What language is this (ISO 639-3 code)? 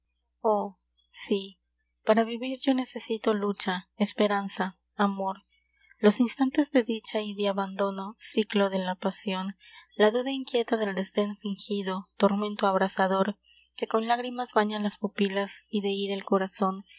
spa